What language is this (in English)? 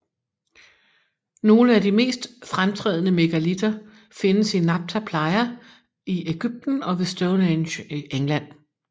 Danish